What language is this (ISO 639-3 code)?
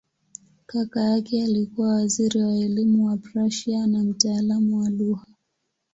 swa